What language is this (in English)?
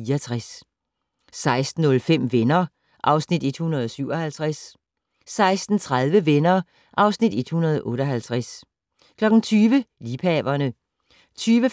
Danish